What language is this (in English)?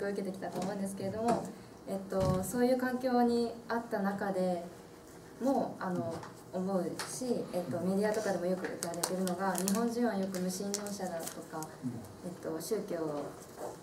Japanese